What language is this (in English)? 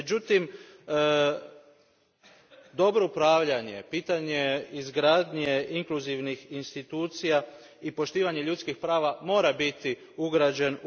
Croatian